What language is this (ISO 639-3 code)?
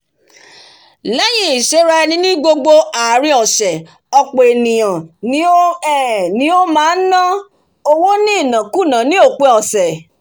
yor